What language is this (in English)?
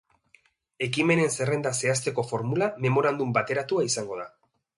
Basque